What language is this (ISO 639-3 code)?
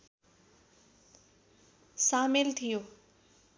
nep